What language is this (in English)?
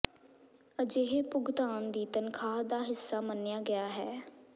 Punjabi